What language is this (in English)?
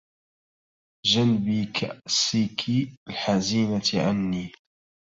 Arabic